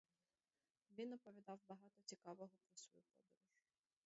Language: Ukrainian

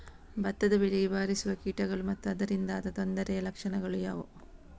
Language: Kannada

